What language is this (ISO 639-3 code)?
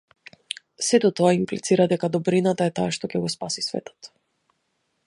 mkd